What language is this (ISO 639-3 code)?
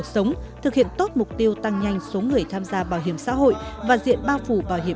vie